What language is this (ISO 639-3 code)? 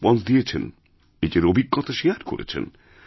ben